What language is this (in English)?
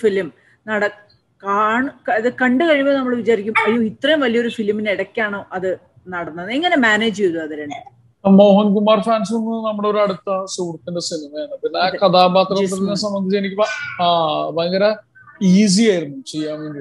Turkish